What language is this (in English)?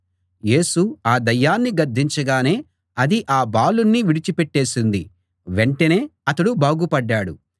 Telugu